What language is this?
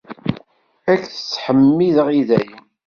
Kabyle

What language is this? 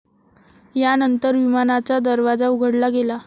Marathi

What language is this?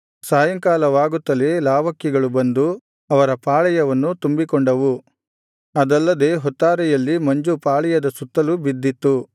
Kannada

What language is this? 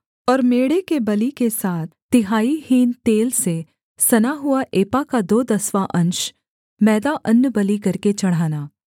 Hindi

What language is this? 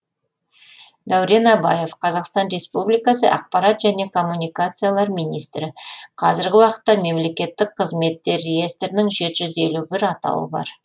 Kazakh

